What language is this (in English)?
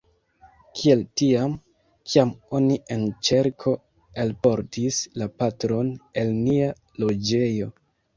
Esperanto